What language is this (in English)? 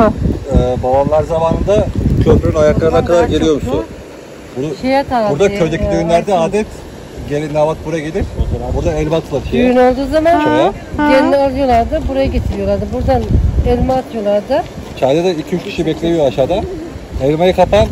Turkish